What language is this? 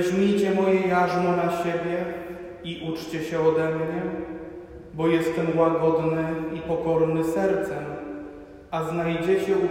Polish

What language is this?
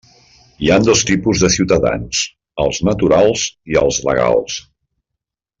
Catalan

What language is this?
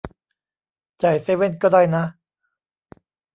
Thai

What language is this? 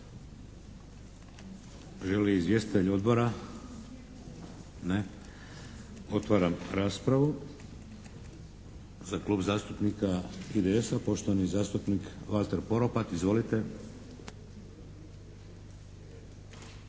Croatian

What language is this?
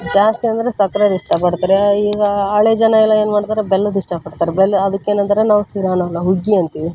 Kannada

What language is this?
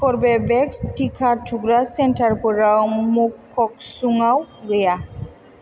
Bodo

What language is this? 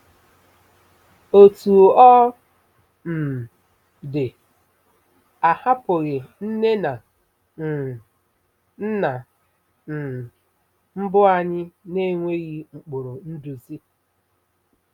Igbo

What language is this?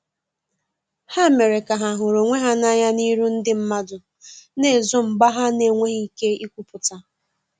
Igbo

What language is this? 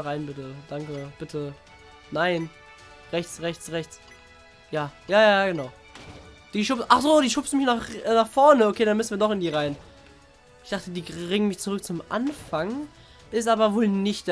German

